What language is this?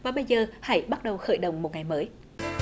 Vietnamese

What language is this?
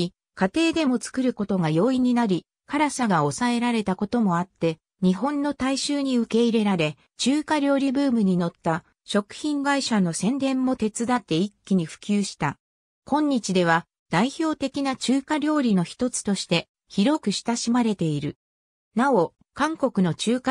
Japanese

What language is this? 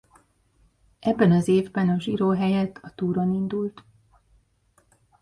Hungarian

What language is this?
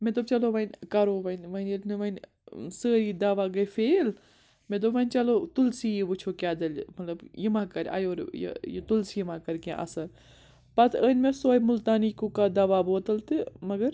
Kashmiri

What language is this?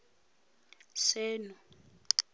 Tswana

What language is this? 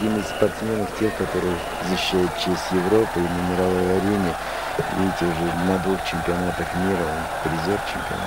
Russian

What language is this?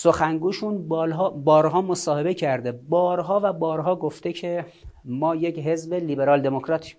Persian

